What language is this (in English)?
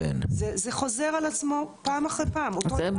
Hebrew